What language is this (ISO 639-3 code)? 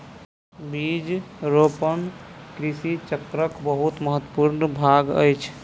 mai